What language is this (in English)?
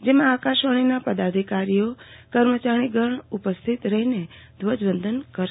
Gujarati